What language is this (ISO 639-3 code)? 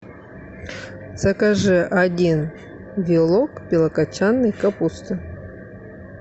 rus